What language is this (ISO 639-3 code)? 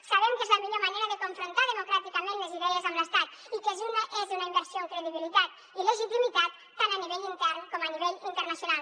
cat